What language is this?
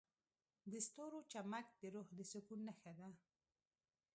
Pashto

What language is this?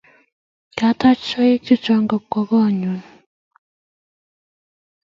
Kalenjin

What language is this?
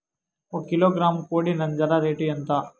Telugu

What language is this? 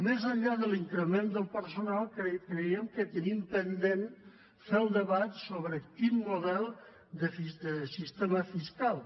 Catalan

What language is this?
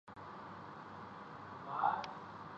Urdu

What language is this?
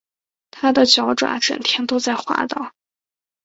Chinese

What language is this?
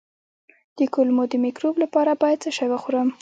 Pashto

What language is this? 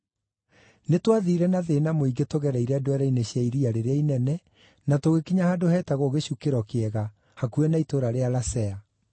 Kikuyu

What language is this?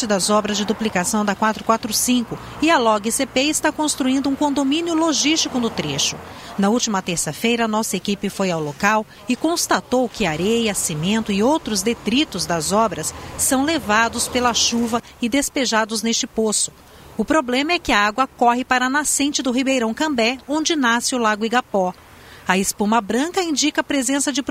Portuguese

